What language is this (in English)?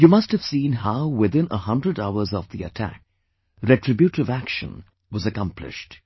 English